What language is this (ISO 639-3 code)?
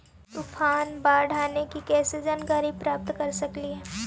mag